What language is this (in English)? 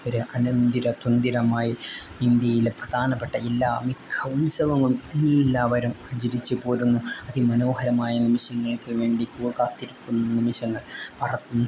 Malayalam